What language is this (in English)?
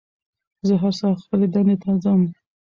Pashto